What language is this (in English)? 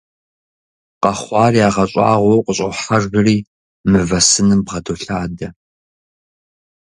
Kabardian